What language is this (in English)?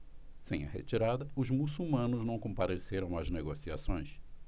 Portuguese